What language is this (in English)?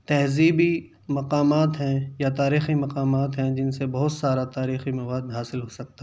Urdu